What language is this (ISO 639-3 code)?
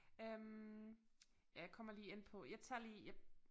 dan